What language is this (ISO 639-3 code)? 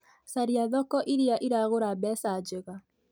kik